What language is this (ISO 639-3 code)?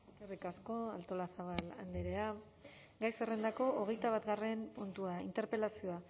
eus